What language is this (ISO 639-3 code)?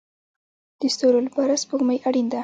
pus